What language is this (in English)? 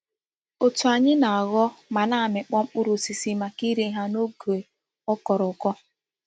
Igbo